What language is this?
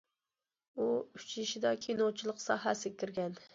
Uyghur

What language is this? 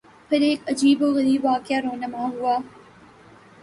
Urdu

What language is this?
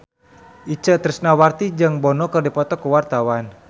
Sundanese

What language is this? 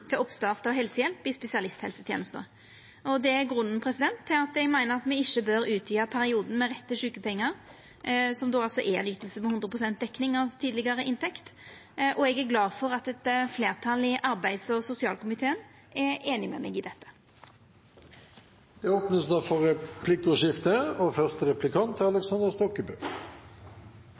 Norwegian Nynorsk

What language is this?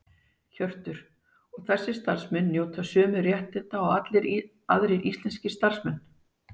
Icelandic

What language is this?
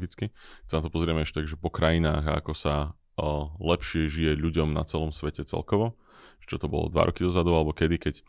Slovak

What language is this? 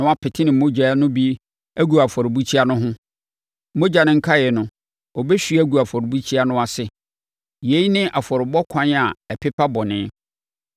Akan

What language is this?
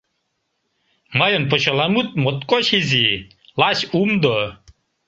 Mari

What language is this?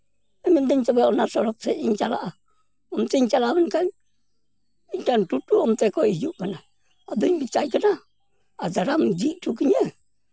Santali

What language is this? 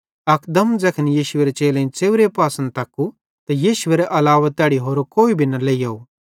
Bhadrawahi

